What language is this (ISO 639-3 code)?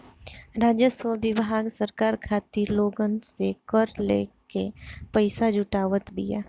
bho